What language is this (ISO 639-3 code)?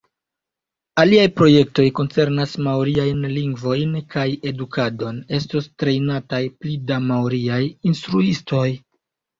epo